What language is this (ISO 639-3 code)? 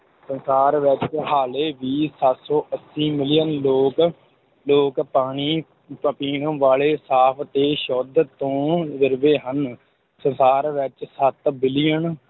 pan